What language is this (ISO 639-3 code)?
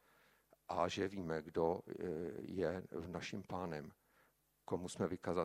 ces